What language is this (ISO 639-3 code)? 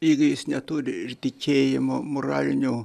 lit